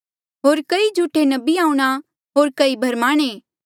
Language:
Mandeali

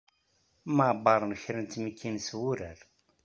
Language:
Kabyle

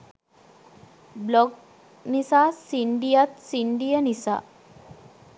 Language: Sinhala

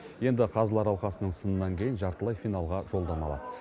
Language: Kazakh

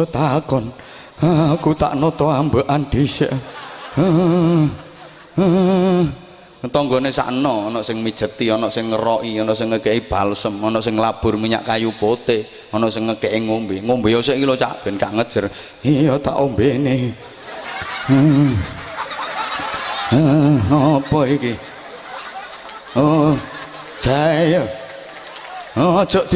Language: Indonesian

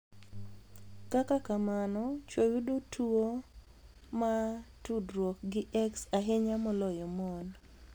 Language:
Luo (Kenya and Tanzania)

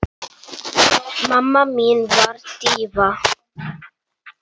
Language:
Icelandic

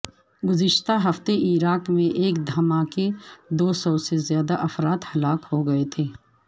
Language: Urdu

